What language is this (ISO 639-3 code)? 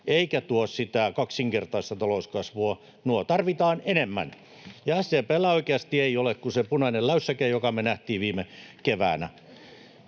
fin